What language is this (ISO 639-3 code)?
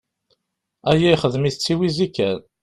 kab